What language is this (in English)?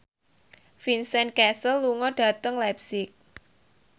Javanese